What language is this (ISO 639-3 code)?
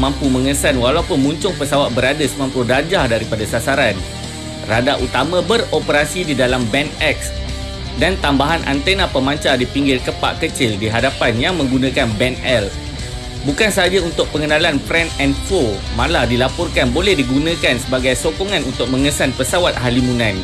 msa